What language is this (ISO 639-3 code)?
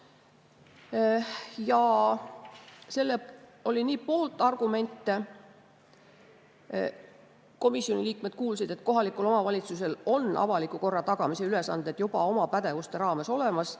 est